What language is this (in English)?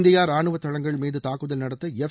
Tamil